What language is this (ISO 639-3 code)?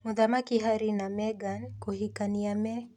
kik